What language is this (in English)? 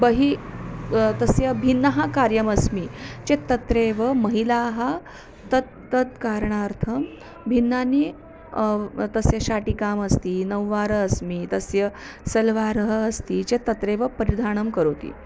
Sanskrit